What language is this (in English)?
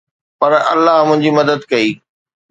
Sindhi